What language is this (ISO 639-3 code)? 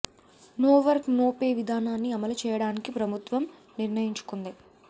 tel